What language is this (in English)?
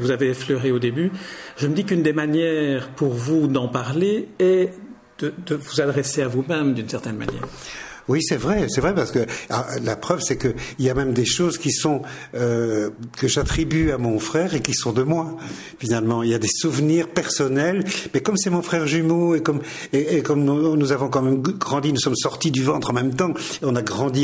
French